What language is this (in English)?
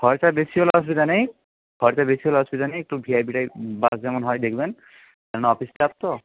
Bangla